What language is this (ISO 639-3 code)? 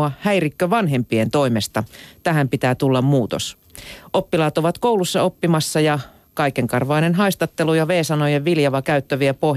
fin